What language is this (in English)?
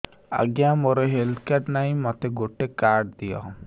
Odia